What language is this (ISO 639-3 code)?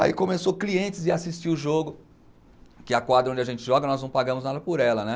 por